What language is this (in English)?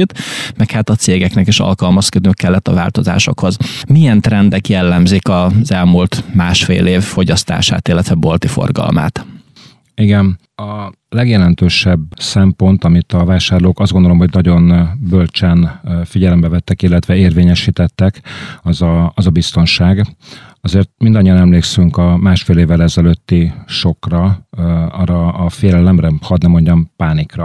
Hungarian